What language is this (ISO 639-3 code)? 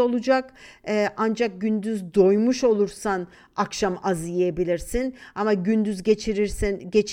tur